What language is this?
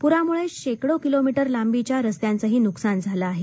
Marathi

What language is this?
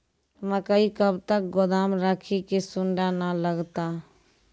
Maithili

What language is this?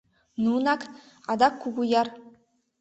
Mari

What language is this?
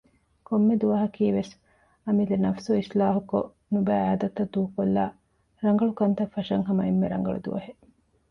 Divehi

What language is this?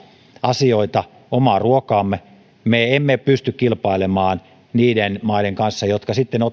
Finnish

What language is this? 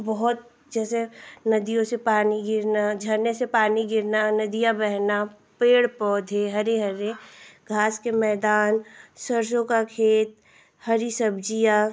Hindi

